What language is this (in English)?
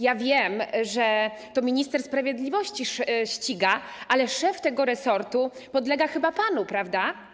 Polish